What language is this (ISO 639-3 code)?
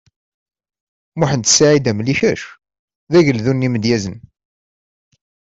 kab